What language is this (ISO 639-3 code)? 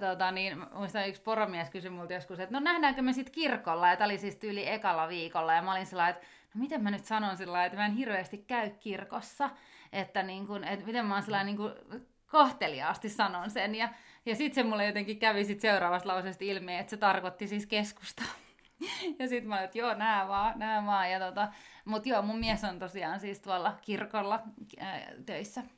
fin